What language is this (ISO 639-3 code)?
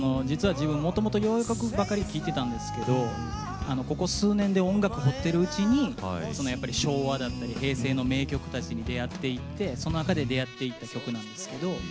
jpn